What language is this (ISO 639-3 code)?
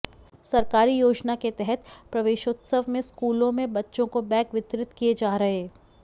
hin